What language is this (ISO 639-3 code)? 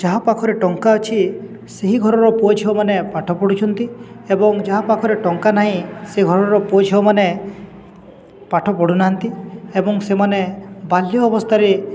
ori